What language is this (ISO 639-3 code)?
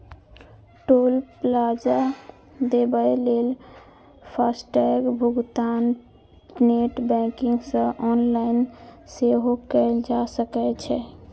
mai